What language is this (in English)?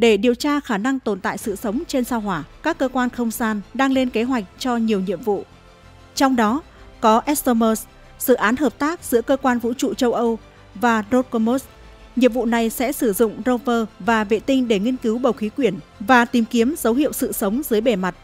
Vietnamese